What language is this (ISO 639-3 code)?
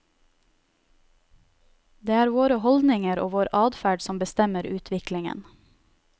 nor